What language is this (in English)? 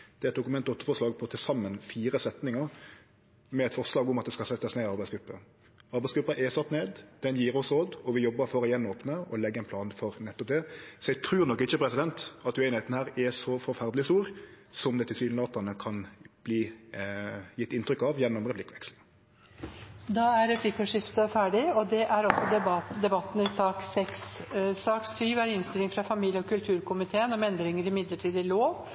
Norwegian